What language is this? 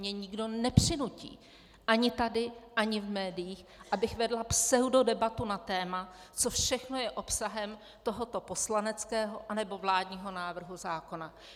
Czech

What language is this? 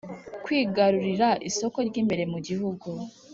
Kinyarwanda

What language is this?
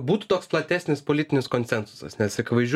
Lithuanian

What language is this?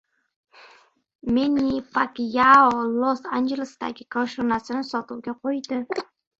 Uzbek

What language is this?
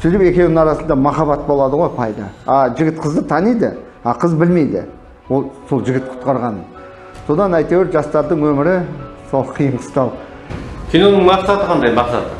Turkish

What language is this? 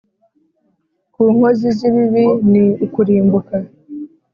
Kinyarwanda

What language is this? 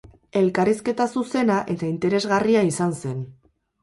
Basque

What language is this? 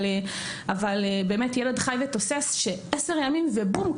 Hebrew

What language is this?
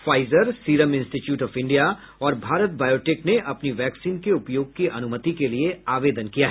Hindi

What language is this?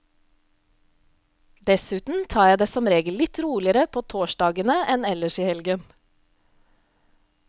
Norwegian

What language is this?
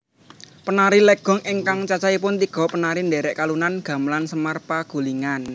Javanese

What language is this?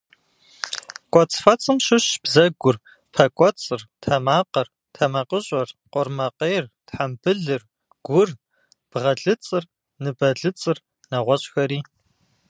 Kabardian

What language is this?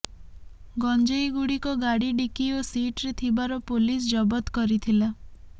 Odia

